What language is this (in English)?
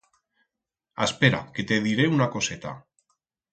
Aragonese